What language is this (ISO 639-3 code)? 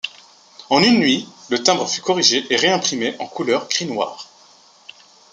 fra